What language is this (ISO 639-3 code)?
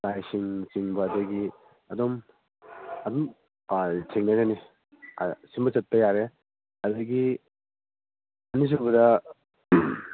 mni